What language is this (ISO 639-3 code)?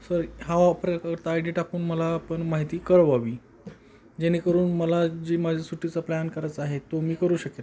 mar